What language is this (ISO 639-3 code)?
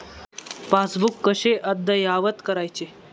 mar